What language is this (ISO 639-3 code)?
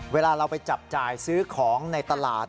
tha